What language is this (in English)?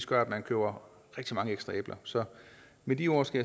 Danish